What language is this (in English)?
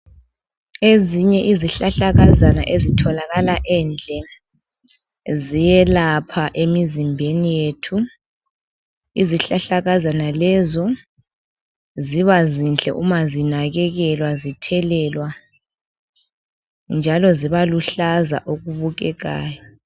North Ndebele